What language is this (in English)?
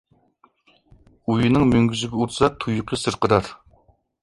Uyghur